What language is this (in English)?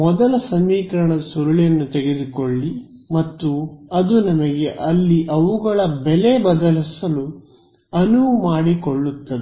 Kannada